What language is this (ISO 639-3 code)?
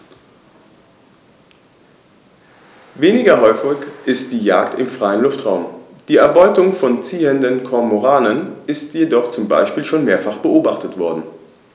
deu